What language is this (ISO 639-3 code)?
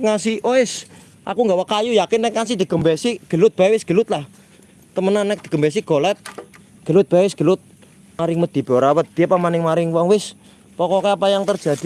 ind